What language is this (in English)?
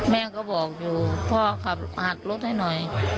Thai